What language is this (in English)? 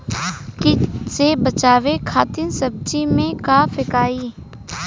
Bhojpuri